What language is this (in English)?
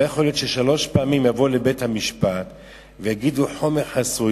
Hebrew